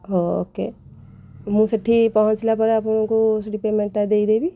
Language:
Odia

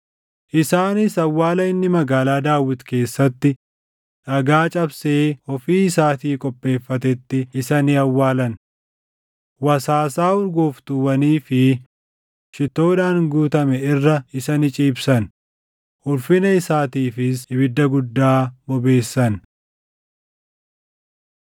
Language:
Oromo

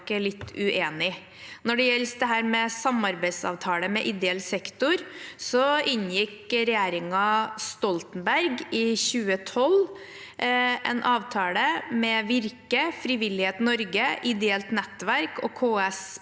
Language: Norwegian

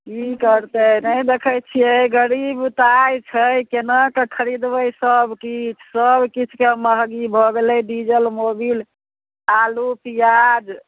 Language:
Maithili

